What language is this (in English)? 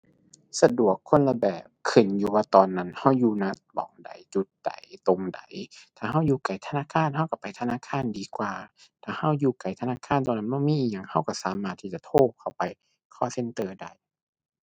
Thai